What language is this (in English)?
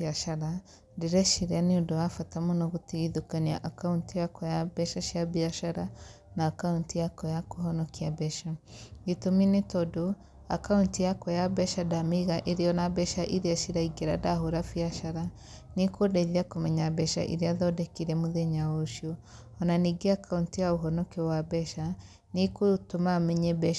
Kikuyu